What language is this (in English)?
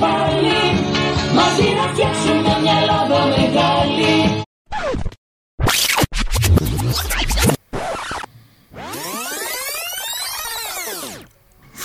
Greek